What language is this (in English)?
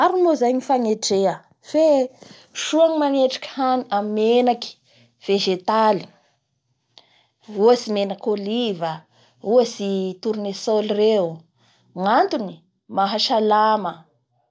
Bara Malagasy